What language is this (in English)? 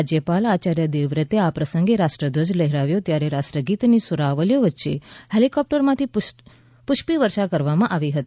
Gujarati